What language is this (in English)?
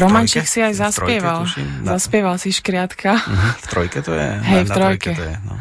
Slovak